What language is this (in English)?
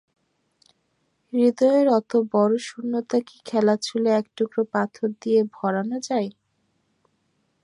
Bangla